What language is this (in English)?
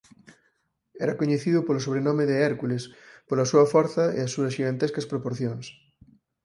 Galician